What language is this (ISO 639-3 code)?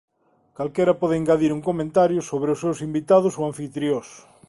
glg